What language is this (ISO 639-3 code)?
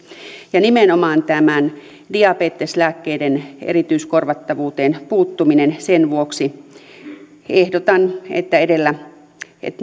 fin